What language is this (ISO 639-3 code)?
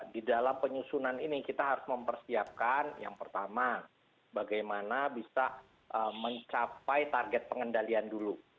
ind